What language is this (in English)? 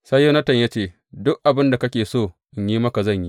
Hausa